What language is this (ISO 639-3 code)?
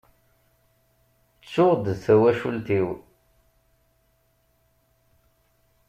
kab